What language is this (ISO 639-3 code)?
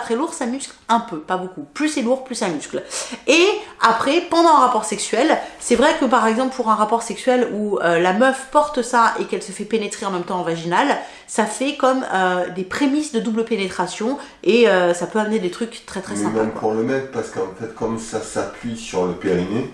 fra